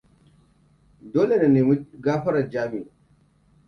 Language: Hausa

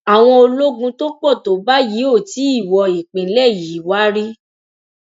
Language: Yoruba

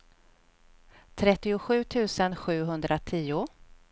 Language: Swedish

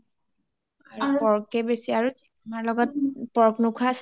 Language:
Assamese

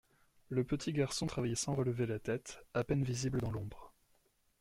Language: French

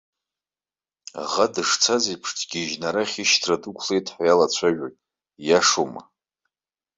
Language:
Abkhazian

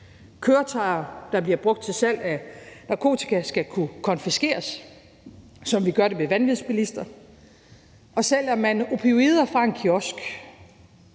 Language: Danish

